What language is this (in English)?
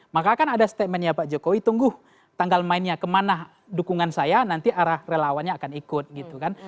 Indonesian